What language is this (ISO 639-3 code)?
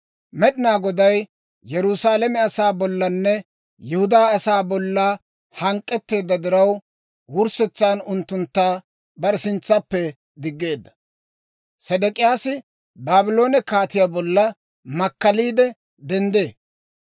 dwr